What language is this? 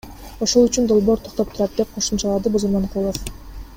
Kyrgyz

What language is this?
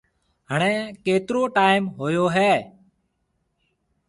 Marwari (Pakistan)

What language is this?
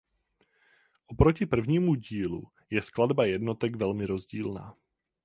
Czech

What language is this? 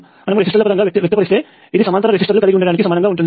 Telugu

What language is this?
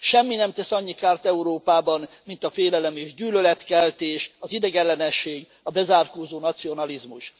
Hungarian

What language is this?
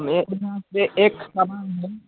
Nepali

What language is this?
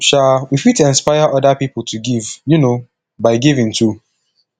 Nigerian Pidgin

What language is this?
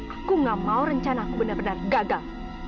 Indonesian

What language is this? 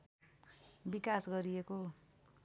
Nepali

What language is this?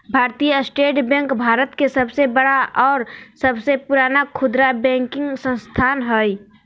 Magahi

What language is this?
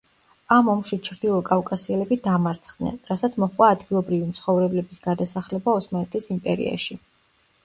Georgian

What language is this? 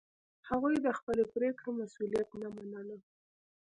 Pashto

